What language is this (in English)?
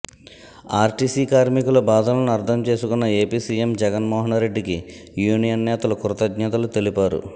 Telugu